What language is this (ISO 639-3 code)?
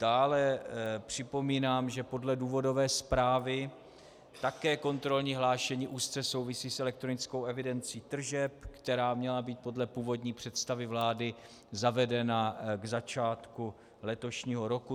ces